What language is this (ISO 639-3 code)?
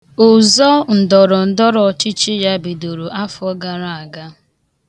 ibo